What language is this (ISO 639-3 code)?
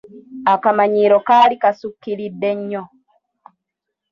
lug